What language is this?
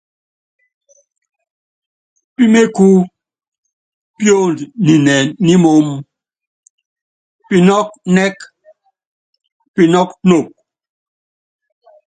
Yangben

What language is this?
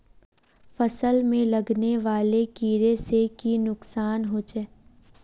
Magahi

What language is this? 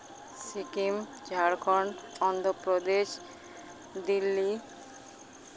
Santali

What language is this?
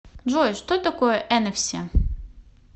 Russian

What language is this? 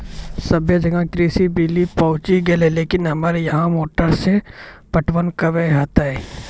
Maithili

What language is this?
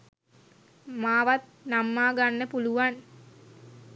Sinhala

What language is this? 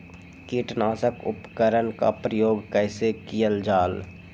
Magahi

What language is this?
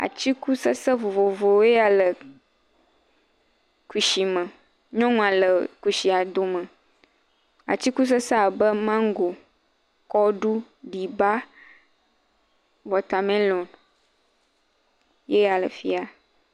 Ewe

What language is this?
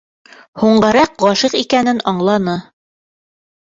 Bashkir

